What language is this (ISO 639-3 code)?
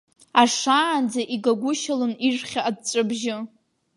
abk